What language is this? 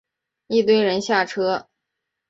Chinese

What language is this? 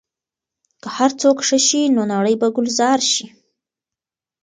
Pashto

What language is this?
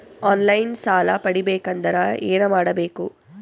Kannada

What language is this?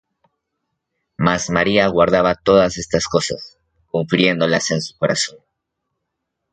Spanish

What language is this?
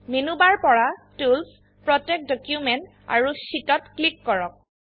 Assamese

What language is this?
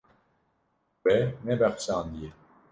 Kurdish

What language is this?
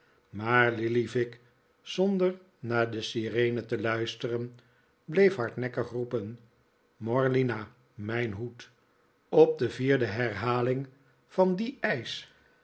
Dutch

